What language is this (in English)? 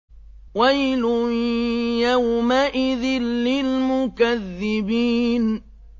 Arabic